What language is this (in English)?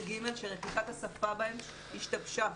Hebrew